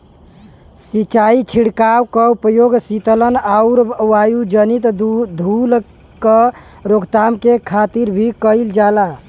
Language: Bhojpuri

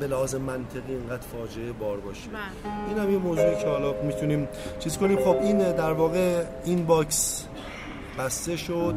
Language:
Persian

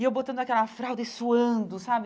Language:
Portuguese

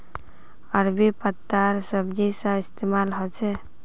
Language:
Magahi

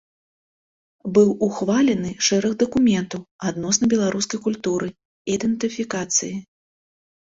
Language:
Belarusian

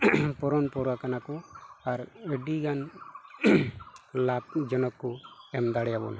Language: Santali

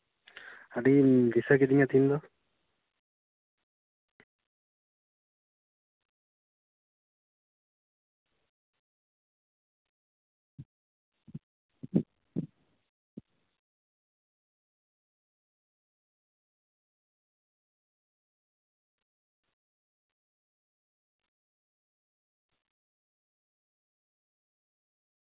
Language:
Santali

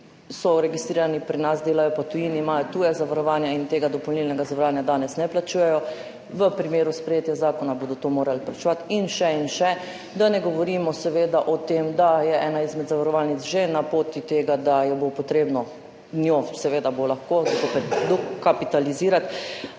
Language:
Slovenian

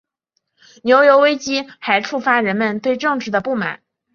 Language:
Chinese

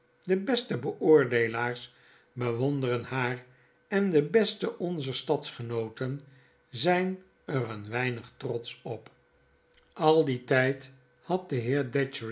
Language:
Dutch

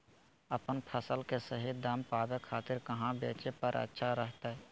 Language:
Magahi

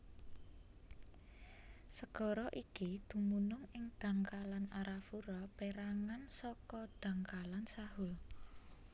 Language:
Javanese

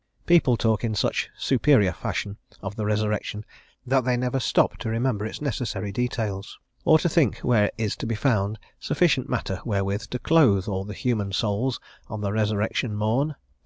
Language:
English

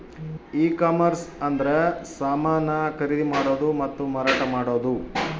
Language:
Kannada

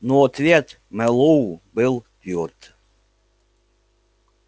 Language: Russian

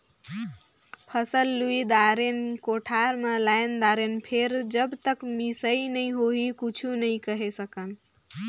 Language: Chhattisgarhi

